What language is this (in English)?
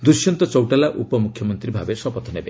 Odia